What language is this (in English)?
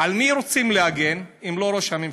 Hebrew